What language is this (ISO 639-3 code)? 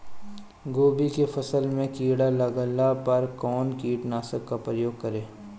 bho